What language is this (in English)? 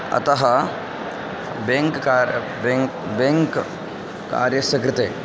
Sanskrit